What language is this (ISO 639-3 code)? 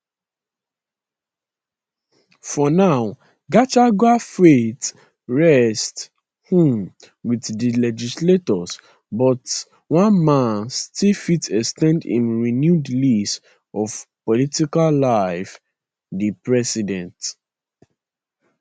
pcm